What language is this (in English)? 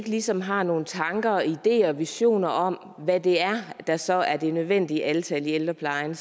Danish